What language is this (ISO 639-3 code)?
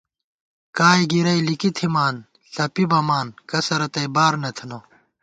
gwt